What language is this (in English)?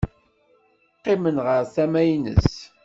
Kabyle